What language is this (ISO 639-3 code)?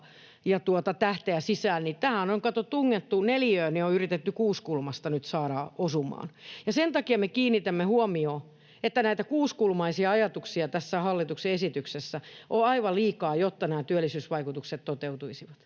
fin